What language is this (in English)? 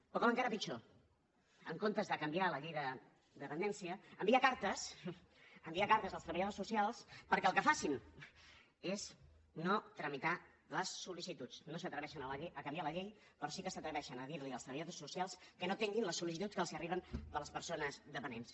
Catalan